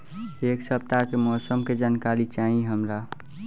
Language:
Bhojpuri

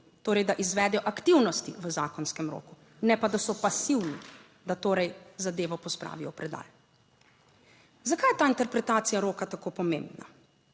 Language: Slovenian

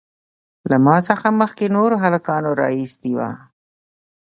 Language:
Pashto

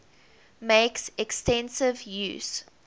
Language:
English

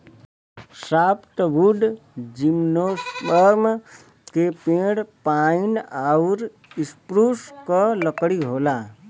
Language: Bhojpuri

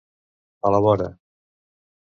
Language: Catalan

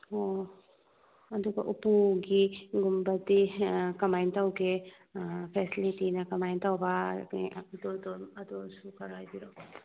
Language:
Manipuri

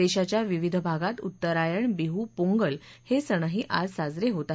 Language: Marathi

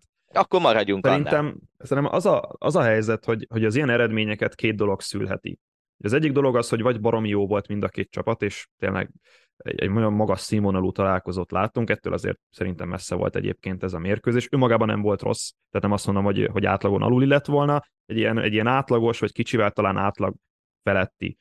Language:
Hungarian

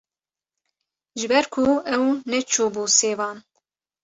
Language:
Kurdish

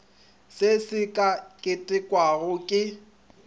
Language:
Northern Sotho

